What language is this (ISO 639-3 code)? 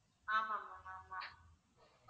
tam